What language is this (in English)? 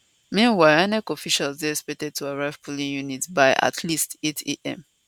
Nigerian Pidgin